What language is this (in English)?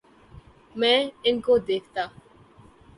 Urdu